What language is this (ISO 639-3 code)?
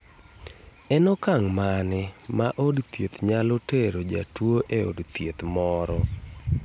luo